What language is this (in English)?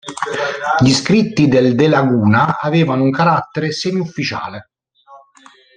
Italian